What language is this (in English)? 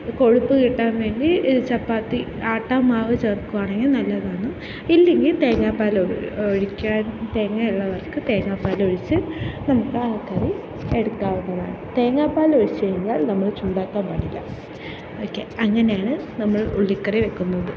Malayalam